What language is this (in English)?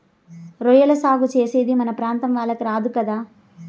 Telugu